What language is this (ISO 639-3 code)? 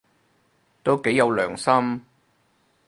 yue